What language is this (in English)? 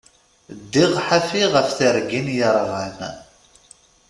Kabyle